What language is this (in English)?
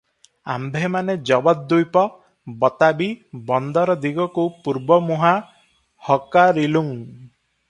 Odia